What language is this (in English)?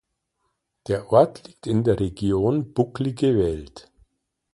German